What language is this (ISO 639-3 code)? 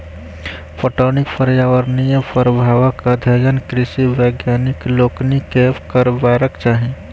mai